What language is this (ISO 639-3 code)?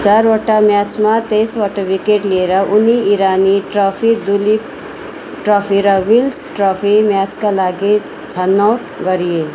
nep